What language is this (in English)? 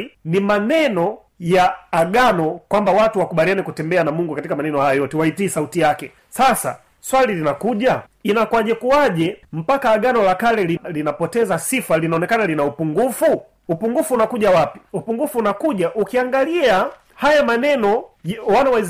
Swahili